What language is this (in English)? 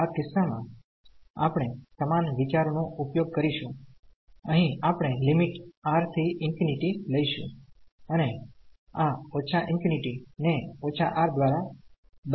Gujarati